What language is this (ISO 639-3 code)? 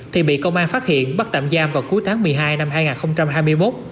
vie